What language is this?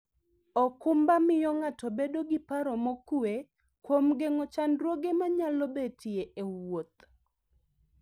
Luo (Kenya and Tanzania)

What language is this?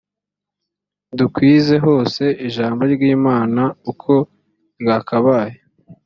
Kinyarwanda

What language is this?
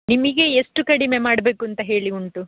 Kannada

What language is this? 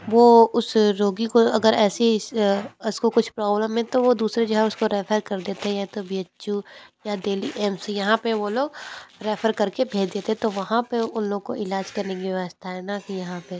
Hindi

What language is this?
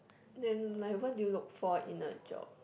English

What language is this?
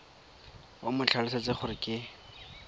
Tswana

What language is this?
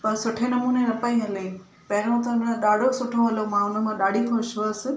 Sindhi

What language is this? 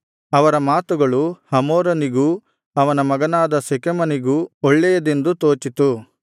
Kannada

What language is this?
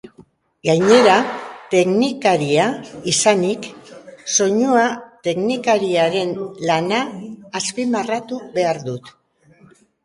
Basque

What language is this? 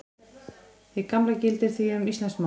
Icelandic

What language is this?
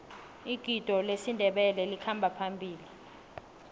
South Ndebele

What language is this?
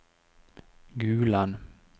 Norwegian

